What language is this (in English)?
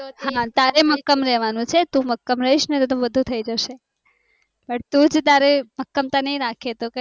Gujarati